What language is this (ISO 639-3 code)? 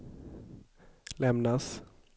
swe